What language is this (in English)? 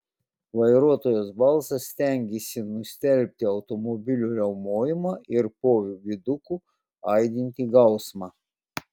Lithuanian